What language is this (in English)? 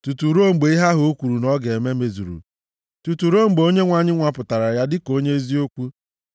Igbo